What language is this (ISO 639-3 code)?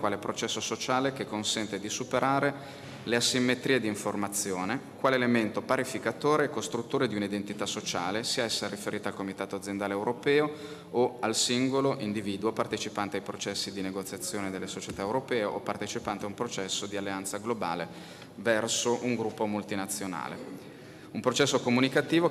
ita